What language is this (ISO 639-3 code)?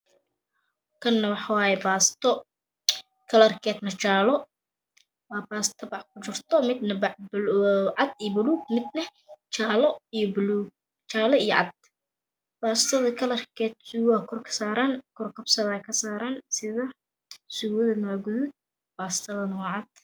som